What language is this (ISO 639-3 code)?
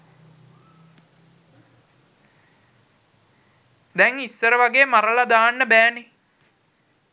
sin